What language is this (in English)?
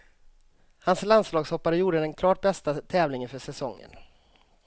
Swedish